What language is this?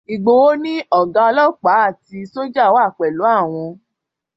Yoruba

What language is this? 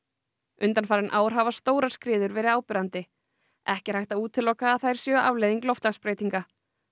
Icelandic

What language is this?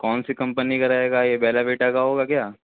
Urdu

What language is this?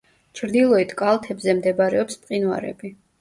Georgian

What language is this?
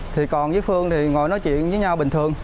Vietnamese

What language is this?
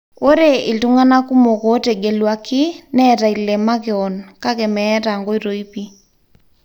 Masai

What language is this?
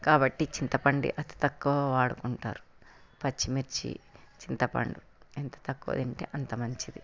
Telugu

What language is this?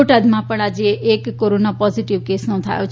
Gujarati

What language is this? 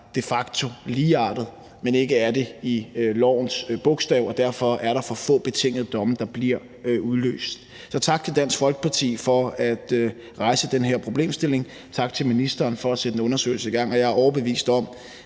Danish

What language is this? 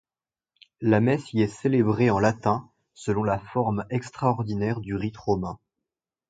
French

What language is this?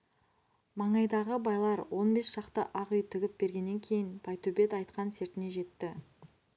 Kazakh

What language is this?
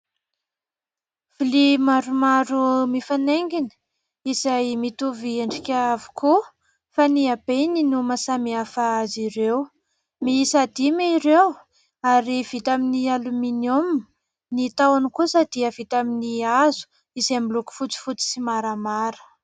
Malagasy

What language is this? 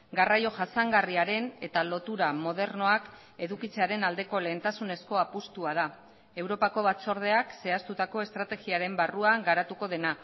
Basque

